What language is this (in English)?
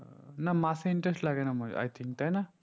Bangla